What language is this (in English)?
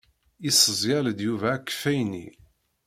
Kabyle